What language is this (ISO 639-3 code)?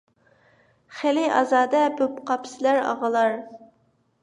uig